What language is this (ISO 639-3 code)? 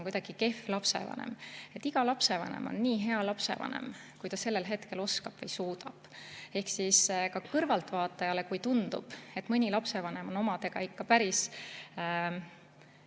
est